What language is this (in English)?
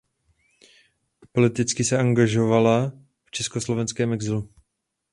Czech